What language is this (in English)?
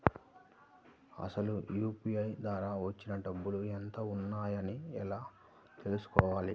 Telugu